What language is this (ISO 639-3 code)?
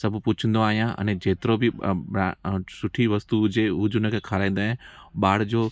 snd